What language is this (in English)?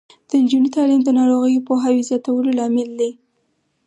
Pashto